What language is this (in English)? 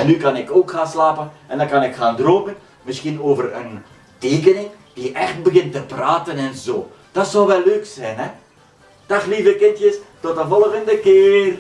Dutch